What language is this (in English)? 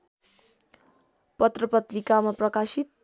Nepali